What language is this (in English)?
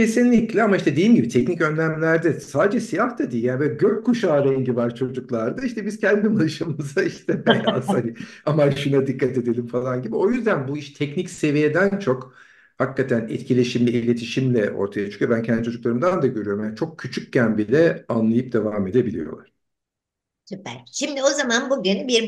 Turkish